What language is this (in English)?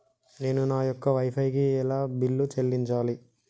Telugu